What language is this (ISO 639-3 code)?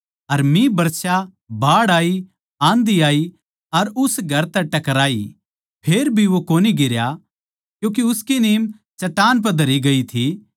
bgc